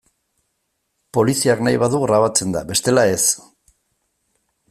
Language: Basque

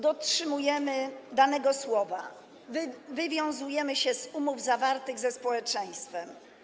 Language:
Polish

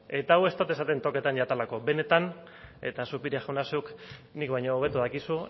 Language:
Basque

